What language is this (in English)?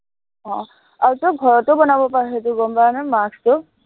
Assamese